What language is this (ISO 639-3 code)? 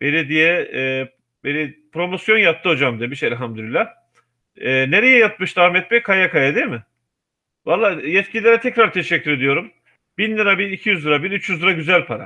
tur